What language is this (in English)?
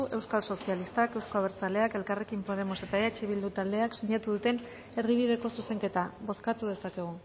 Basque